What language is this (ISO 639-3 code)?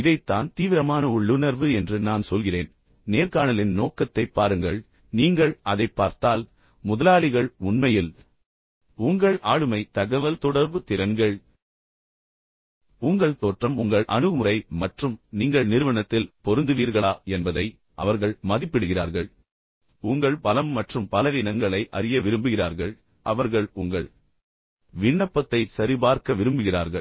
tam